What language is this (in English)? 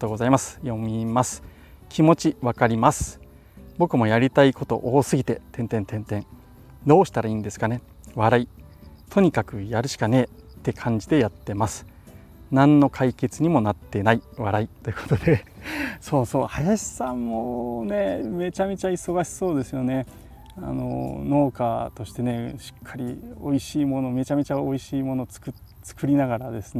Japanese